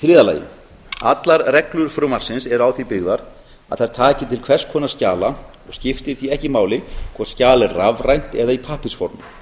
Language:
Icelandic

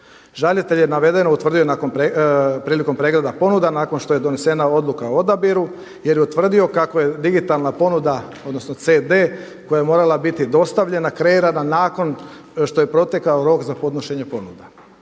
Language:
Croatian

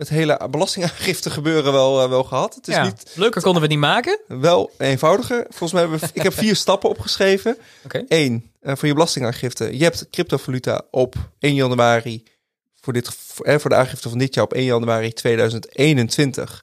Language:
Dutch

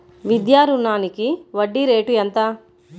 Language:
Telugu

